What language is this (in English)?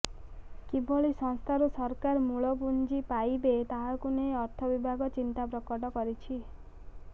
Odia